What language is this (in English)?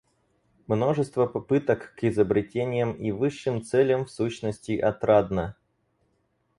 Russian